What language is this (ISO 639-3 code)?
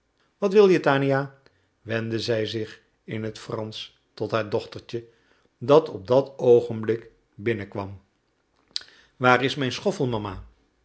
nld